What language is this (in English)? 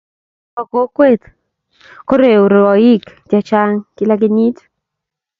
Kalenjin